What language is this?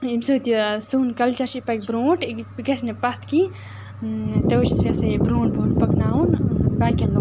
Kashmiri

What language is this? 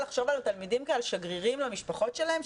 Hebrew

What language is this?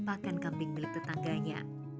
Indonesian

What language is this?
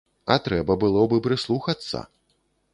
Belarusian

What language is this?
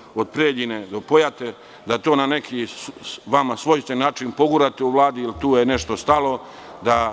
Serbian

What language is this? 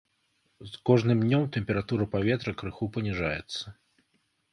Belarusian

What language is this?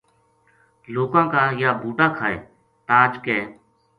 Gujari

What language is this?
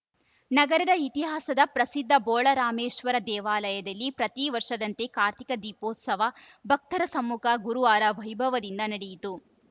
Kannada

